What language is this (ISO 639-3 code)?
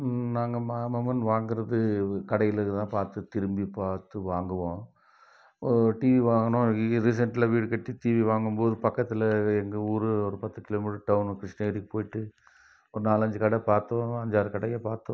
tam